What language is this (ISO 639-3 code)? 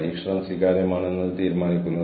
mal